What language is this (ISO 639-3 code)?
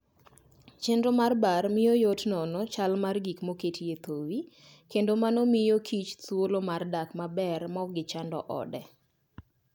luo